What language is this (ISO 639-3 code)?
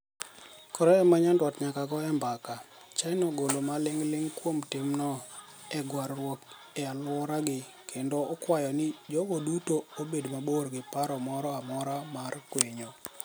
luo